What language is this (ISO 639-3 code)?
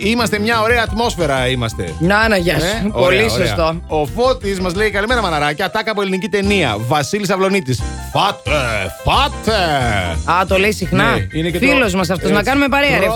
ell